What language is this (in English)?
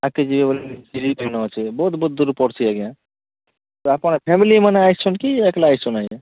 Odia